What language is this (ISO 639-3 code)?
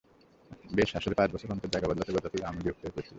ben